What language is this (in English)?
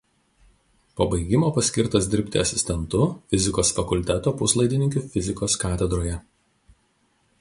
Lithuanian